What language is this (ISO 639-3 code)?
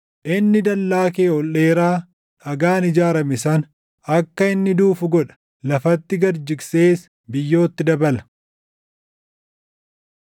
orm